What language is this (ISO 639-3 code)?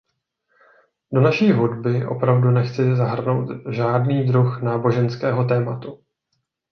ces